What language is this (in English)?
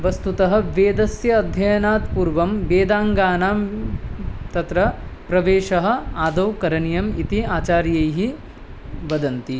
Sanskrit